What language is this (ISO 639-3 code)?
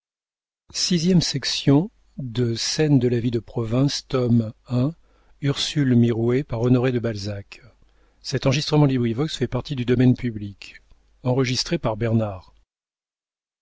fra